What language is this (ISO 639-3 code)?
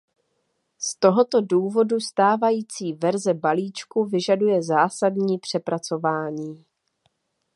ces